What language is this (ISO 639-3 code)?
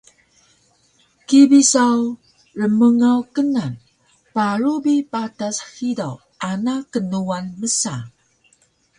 trv